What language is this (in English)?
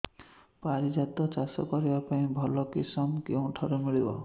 Odia